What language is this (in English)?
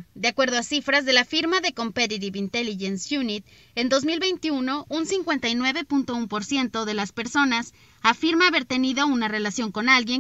Spanish